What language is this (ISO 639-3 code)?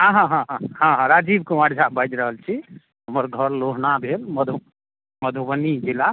mai